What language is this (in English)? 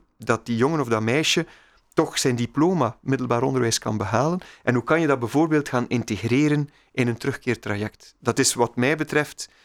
Dutch